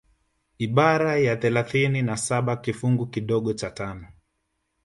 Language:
Swahili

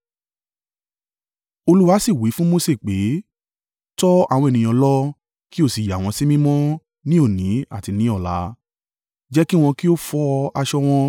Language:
Yoruba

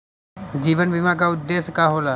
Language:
Bhojpuri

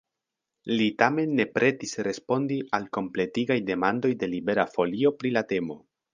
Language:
Esperanto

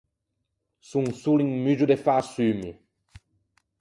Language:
Ligurian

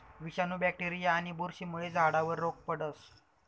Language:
Marathi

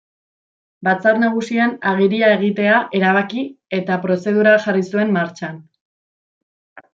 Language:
Basque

